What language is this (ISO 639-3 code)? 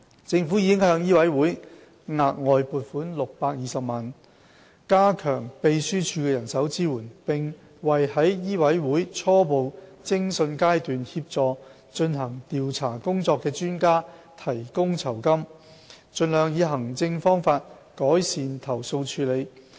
yue